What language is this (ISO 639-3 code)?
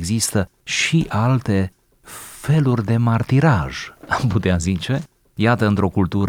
ron